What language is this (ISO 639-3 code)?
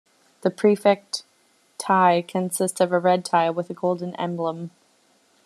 eng